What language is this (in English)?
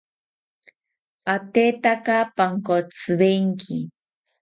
South Ucayali Ashéninka